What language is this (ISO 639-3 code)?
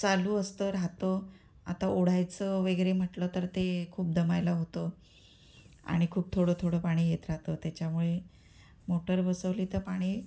mar